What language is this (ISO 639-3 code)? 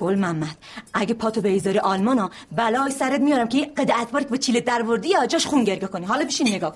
fas